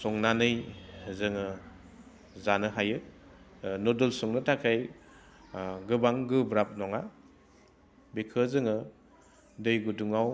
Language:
Bodo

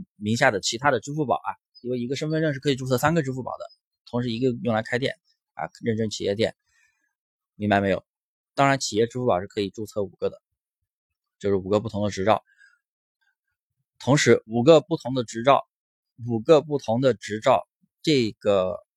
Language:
Chinese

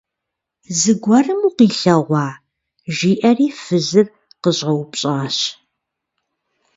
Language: Kabardian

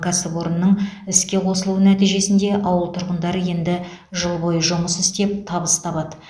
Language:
Kazakh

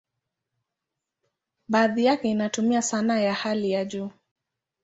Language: Swahili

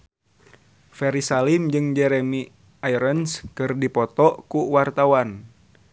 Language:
Sundanese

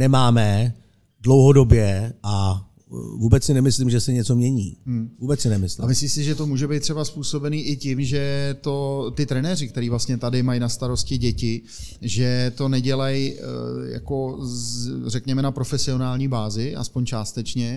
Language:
Czech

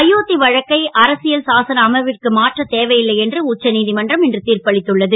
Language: Tamil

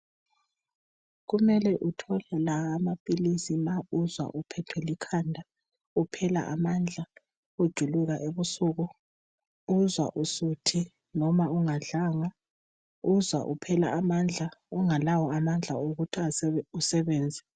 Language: North Ndebele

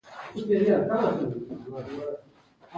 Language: Pashto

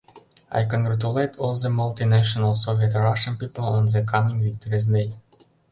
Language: Mari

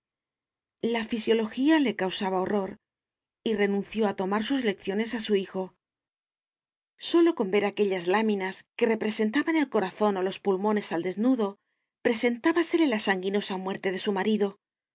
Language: Spanish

